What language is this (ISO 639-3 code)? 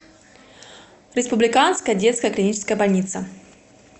rus